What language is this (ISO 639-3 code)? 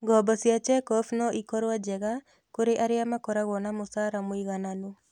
kik